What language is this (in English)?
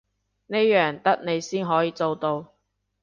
Cantonese